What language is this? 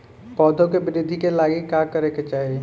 Bhojpuri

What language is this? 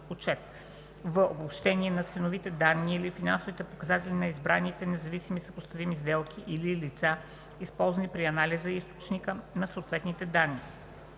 Bulgarian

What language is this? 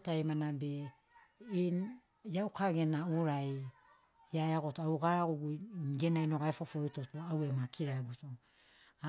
Sinaugoro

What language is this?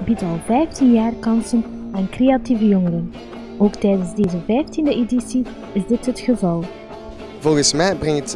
Dutch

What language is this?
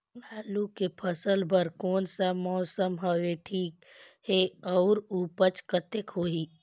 Chhattisgarhi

